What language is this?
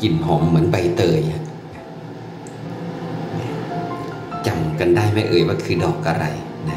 Thai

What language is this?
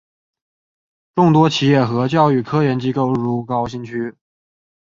Chinese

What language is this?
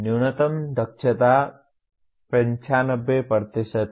Hindi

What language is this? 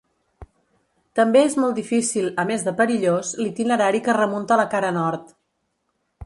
Catalan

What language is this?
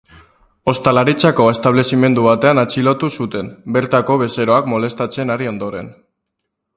Basque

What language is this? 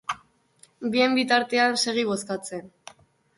Basque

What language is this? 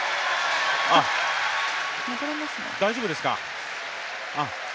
Japanese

